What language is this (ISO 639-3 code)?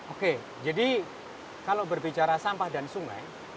ind